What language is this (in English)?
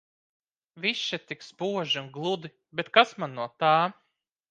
Latvian